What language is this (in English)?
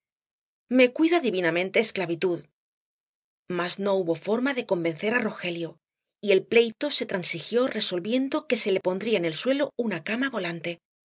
Spanish